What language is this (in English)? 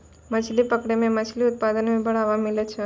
Maithili